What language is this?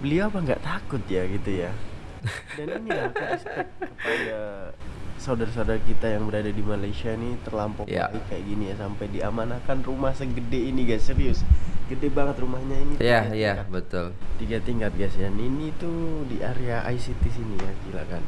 Indonesian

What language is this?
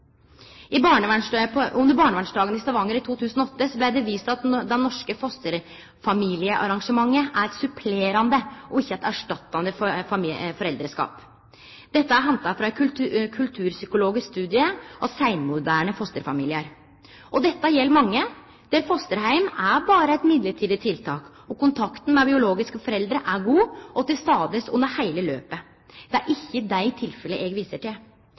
Norwegian Nynorsk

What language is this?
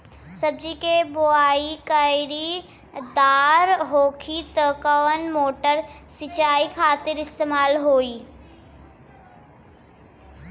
Bhojpuri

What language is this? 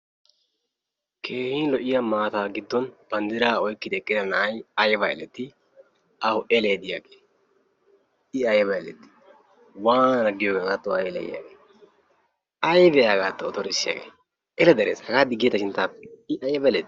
Wolaytta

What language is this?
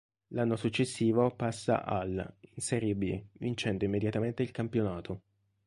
Italian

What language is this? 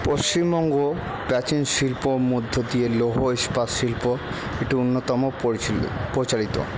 Bangla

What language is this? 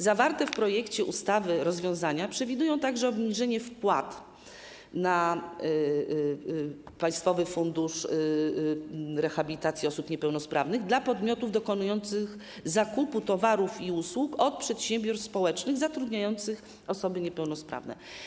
Polish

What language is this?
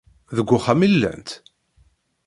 Kabyle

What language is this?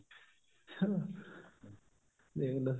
Punjabi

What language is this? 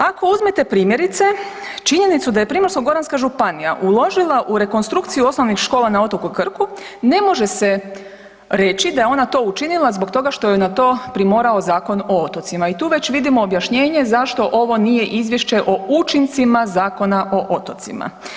Croatian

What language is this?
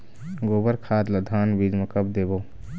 Chhattisgarhi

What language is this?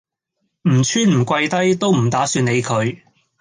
Cantonese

